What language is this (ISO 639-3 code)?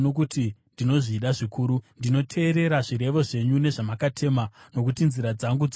sna